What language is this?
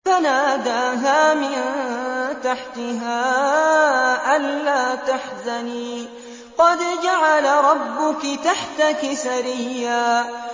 Arabic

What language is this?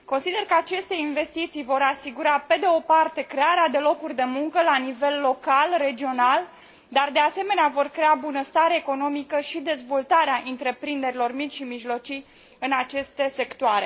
Romanian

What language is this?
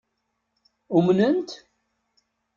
Kabyle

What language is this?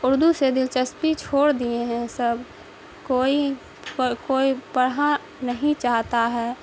Urdu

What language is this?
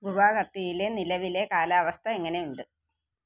Malayalam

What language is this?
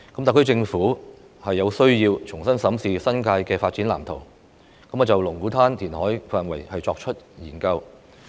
Cantonese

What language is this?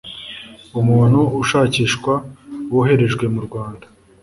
Kinyarwanda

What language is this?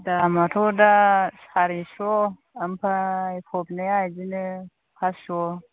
Bodo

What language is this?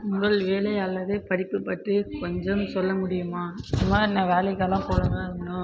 Tamil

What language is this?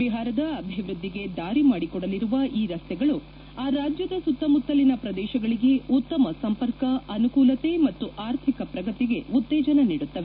Kannada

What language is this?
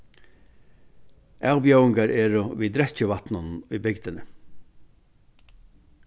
Faroese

